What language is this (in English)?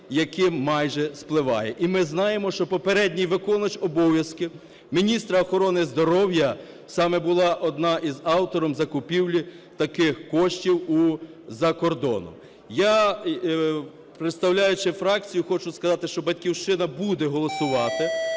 Ukrainian